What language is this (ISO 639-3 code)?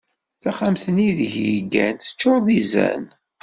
kab